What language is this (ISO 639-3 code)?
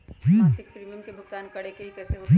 mag